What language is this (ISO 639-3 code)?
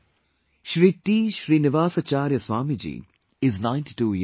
eng